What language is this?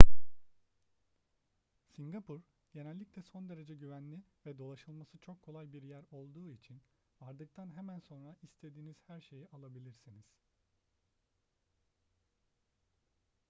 Turkish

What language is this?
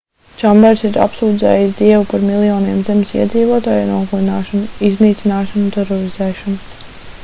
Latvian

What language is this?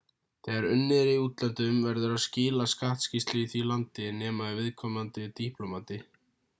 Icelandic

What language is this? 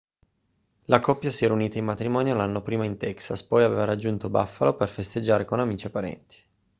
Italian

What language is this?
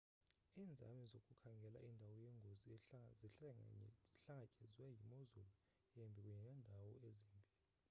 Xhosa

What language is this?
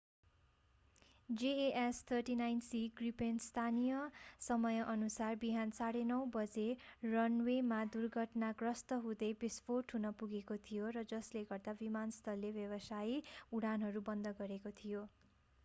Nepali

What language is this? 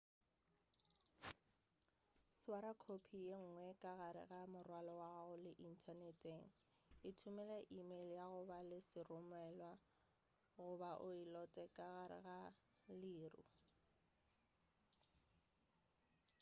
Northern Sotho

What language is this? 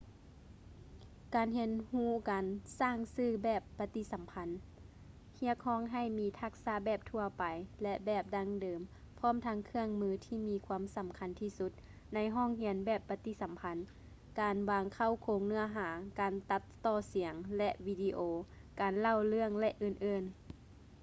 Lao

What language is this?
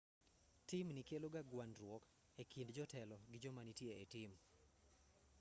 Luo (Kenya and Tanzania)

